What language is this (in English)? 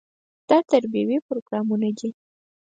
Pashto